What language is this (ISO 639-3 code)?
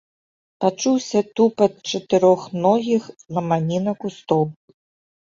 bel